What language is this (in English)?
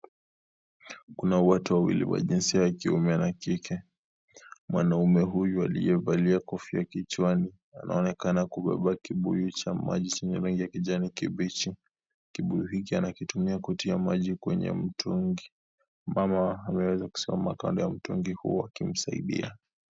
Swahili